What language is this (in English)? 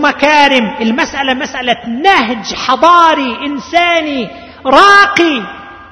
Arabic